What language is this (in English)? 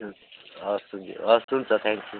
Nepali